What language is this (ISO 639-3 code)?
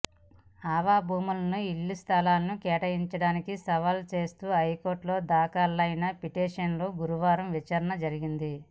tel